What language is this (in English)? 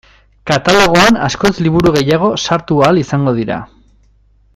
Basque